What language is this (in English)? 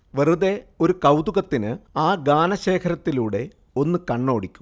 Malayalam